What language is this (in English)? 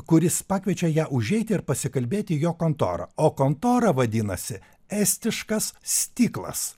Lithuanian